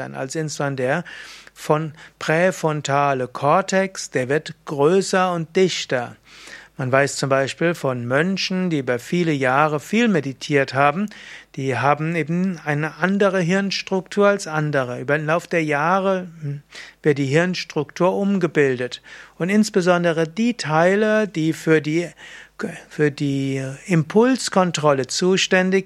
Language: German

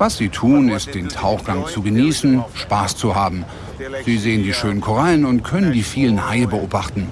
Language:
German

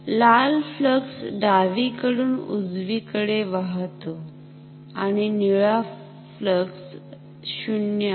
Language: Marathi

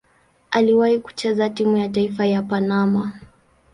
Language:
Swahili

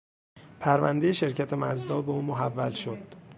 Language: Persian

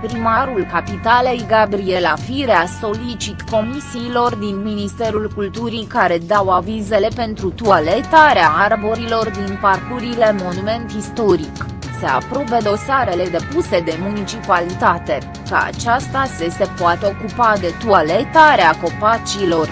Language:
Romanian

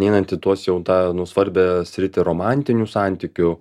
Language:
Lithuanian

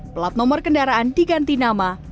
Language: Indonesian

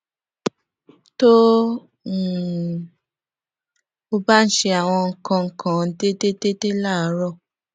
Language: Yoruba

